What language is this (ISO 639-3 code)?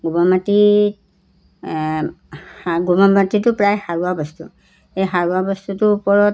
asm